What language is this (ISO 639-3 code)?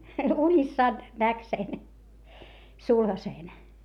fin